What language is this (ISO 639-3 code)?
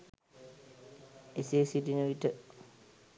sin